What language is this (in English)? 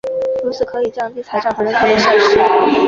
Chinese